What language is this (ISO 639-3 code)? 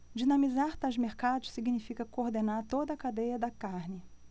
por